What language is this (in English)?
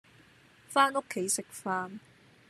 Cantonese